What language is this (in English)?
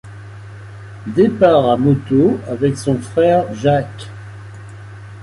French